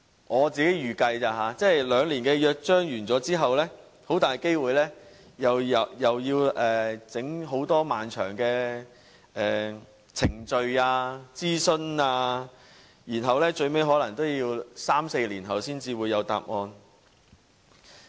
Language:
Cantonese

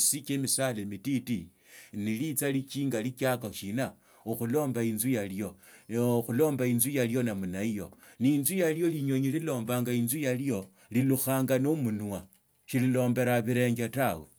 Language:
Tsotso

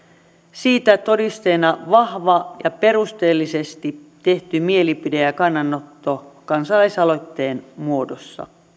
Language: Finnish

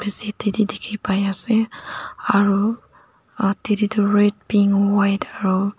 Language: Naga Pidgin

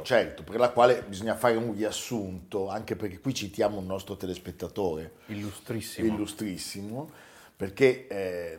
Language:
Italian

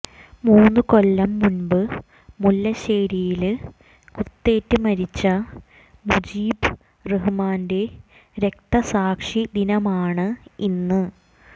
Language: Malayalam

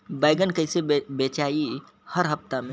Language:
Bhojpuri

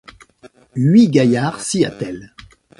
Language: French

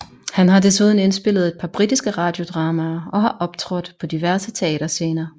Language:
Danish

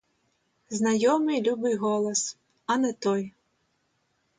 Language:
Ukrainian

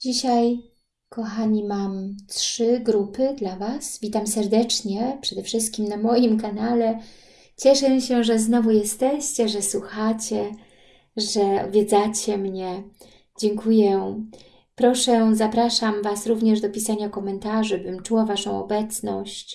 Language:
Polish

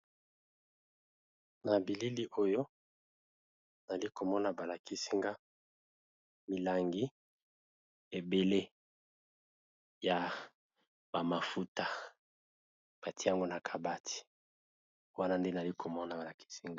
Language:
Lingala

